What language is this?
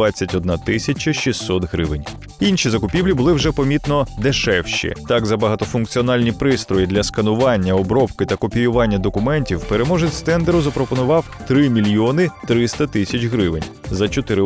Ukrainian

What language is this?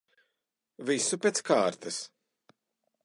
Latvian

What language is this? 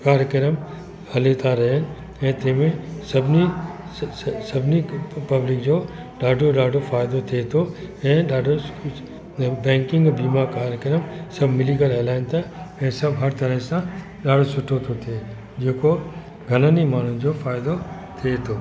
Sindhi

